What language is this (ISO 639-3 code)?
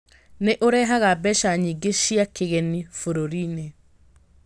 kik